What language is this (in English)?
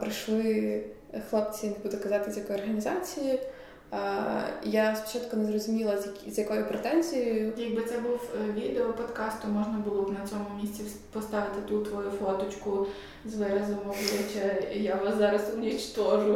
Ukrainian